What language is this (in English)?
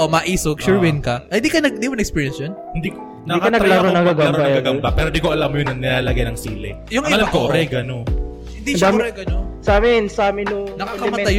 Filipino